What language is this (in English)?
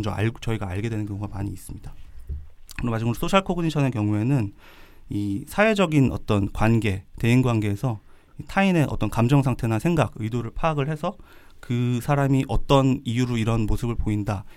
Korean